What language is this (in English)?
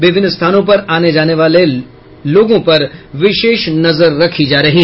Hindi